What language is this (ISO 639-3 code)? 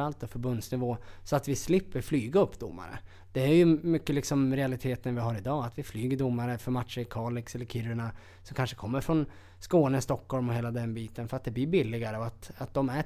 swe